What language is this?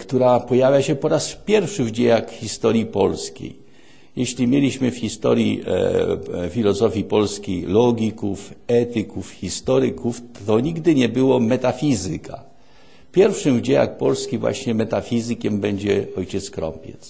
Polish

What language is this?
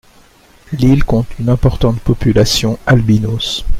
French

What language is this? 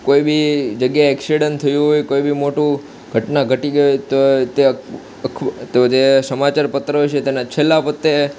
Gujarati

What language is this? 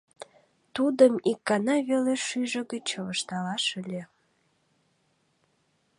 Mari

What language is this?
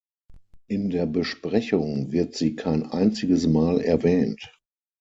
German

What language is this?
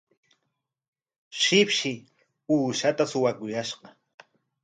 Corongo Ancash Quechua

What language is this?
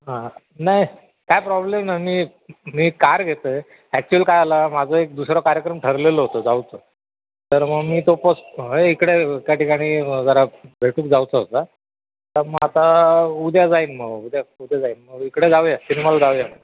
Marathi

